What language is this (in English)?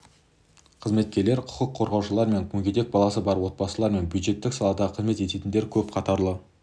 Kazakh